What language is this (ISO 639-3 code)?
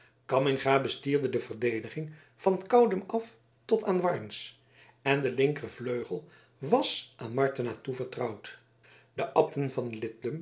nld